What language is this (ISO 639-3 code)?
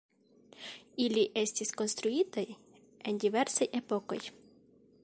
epo